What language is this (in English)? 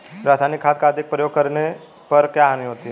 Hindi